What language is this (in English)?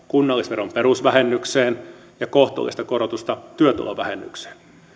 Finnish